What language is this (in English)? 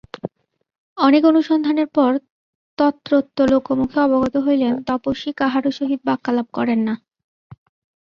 Bangla